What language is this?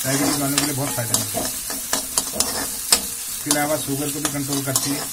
Hindi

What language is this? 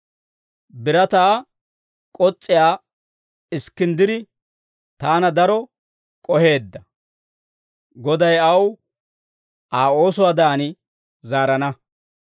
Dawro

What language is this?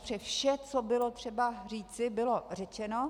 Czech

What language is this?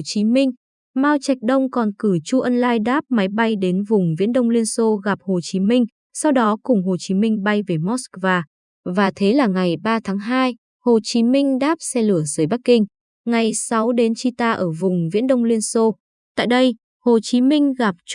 Vietnamese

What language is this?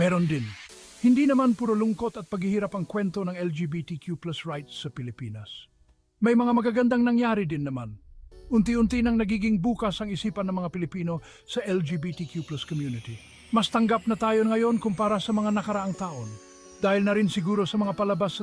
Filipino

